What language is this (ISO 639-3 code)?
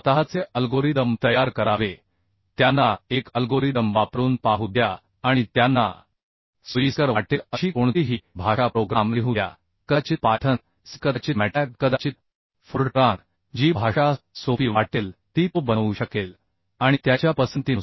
mar